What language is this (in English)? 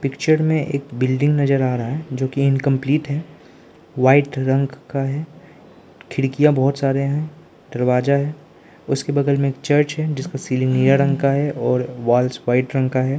Hindi